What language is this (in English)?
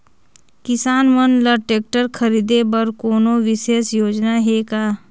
Chhattisgarhi